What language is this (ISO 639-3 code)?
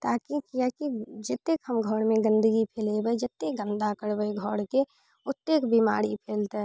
mai